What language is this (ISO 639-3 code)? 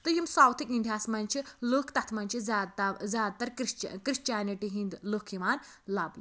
kas